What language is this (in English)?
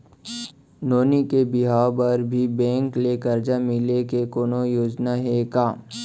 Chhattisgarhi